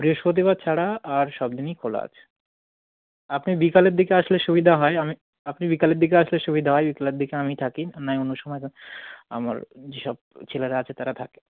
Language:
Bangla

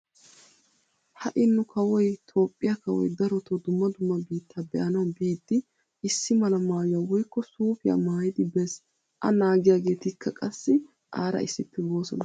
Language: Wolaytta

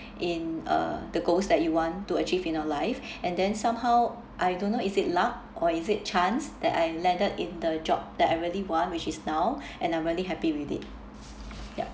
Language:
English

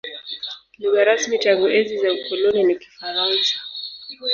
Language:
Swahili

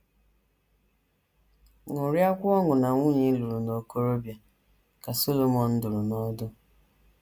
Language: Igbo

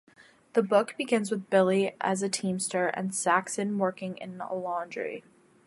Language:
English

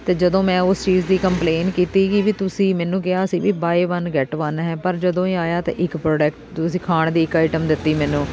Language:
Punjabi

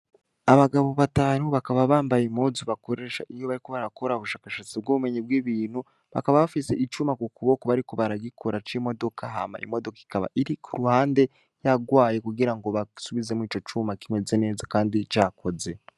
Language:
Rundi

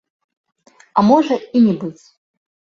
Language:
Belarusian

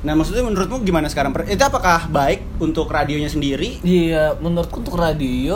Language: Indonesian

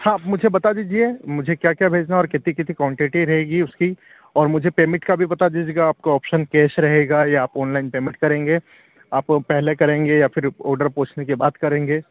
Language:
Hindi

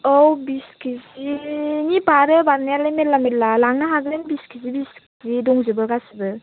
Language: Bodo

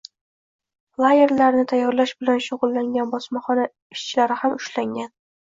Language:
Uzbek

